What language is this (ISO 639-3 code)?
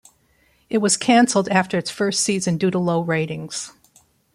eng